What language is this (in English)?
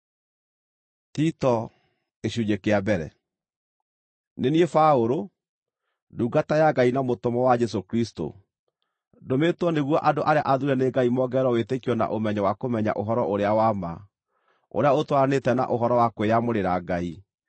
Kikuyu